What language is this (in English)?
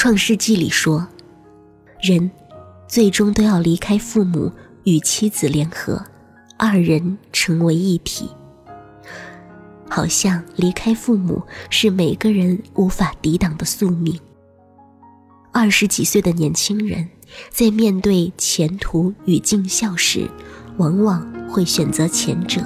Chinese